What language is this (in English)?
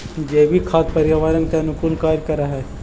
Magahi